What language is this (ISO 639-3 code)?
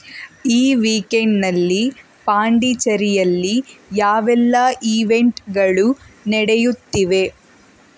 kan